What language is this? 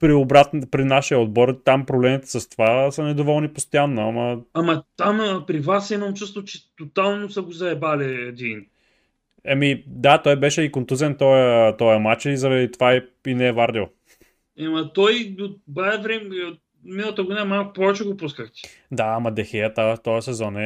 Bulgarian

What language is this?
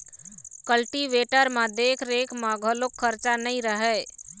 Chhattisgarhi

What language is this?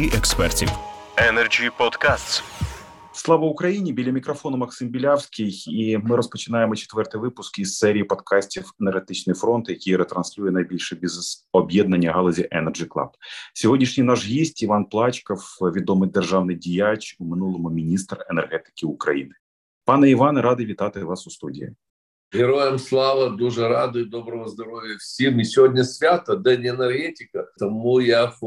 Ukrainian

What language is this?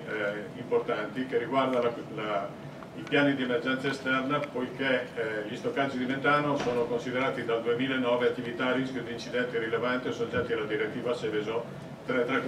Italian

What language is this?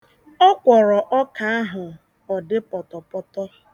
Igbo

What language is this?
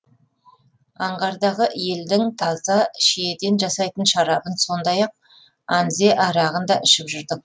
Kazakh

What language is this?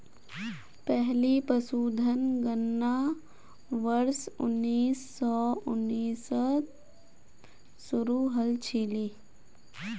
Magahi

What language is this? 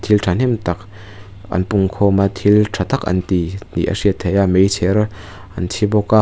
Mizo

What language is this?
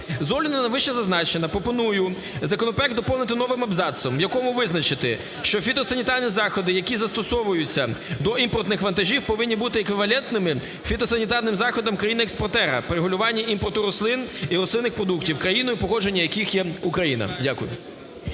Ukrainian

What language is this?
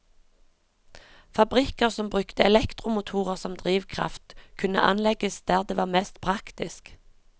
Norwegian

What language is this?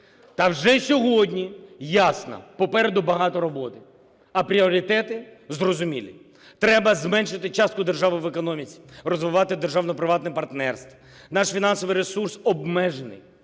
Ukrainian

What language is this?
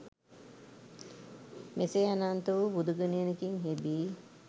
Sinhala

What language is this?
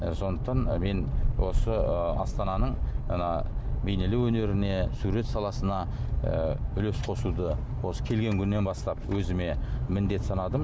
Kazakh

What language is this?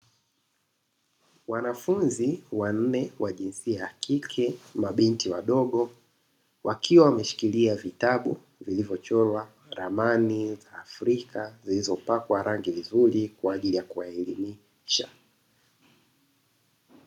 Swahili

